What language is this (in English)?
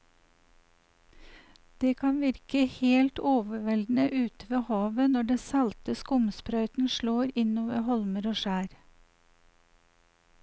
Norwegian